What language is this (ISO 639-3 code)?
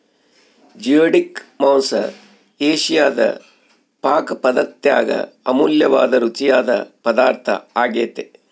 kan